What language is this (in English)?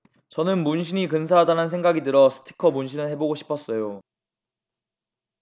Korean